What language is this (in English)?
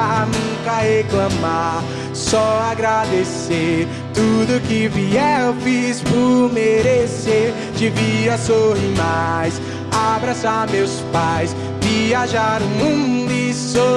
Portuguese